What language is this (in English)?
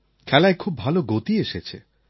Bangla